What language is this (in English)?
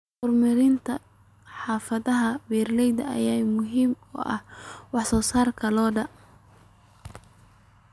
Somali